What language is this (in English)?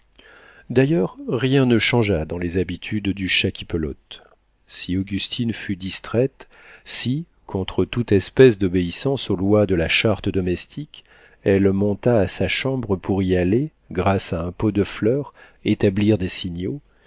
French